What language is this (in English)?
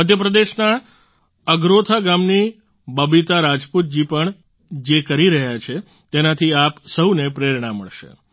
Gujarati